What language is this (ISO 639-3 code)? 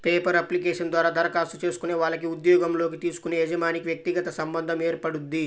tel